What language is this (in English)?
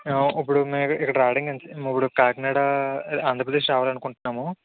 Telugu